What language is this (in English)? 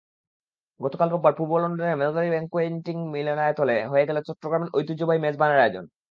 Bangla